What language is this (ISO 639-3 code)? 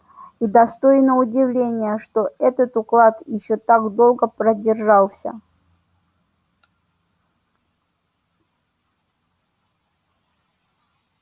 rus